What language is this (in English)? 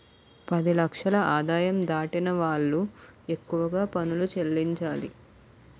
Telugu